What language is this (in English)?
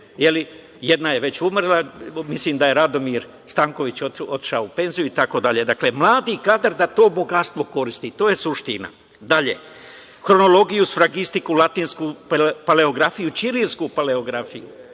Serbian